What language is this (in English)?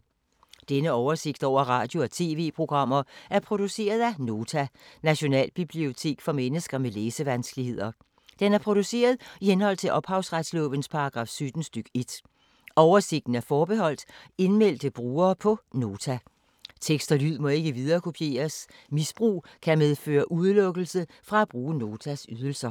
Danish